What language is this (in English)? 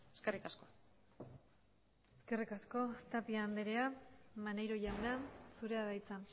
Basque